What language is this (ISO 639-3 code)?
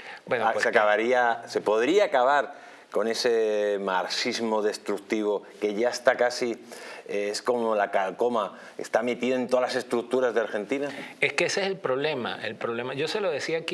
spa